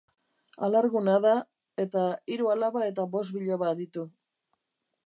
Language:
Basque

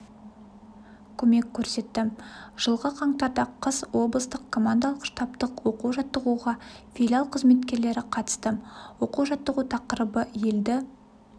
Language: Kazakh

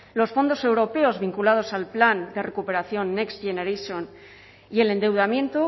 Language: Spanish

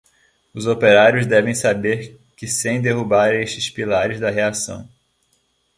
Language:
Portuguese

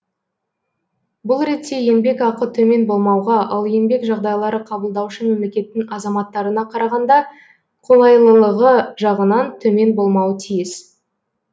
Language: Kazakh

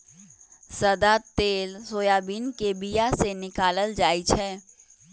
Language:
Magahi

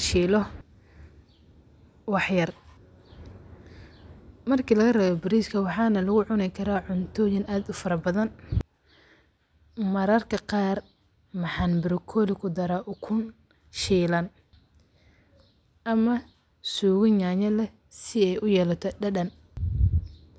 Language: Somali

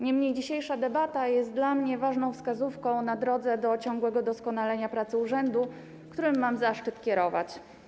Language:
Polish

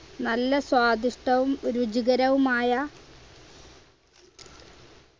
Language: Malayalam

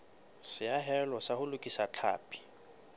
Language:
Southern Sotho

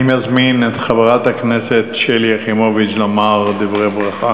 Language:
Hebrew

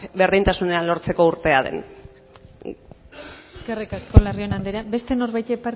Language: Basque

